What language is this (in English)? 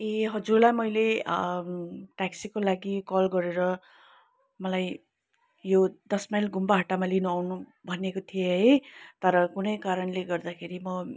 Nepali